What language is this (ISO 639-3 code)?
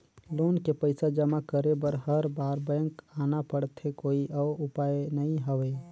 hne